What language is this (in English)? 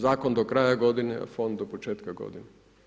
Croatian